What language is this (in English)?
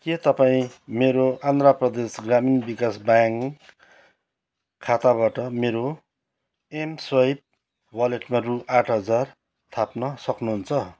Nepali